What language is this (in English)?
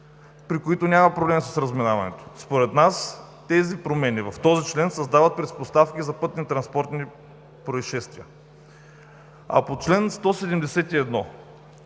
Bulgarian